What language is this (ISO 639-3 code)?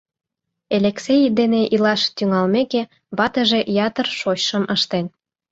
chm